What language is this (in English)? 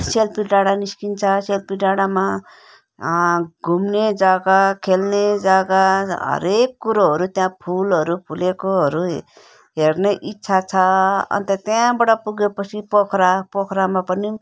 Nepali